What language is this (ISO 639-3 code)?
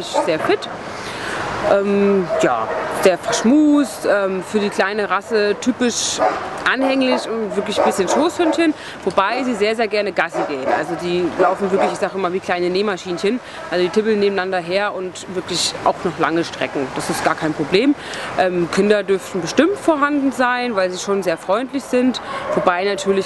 deu